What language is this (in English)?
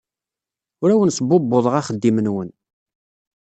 Kabyle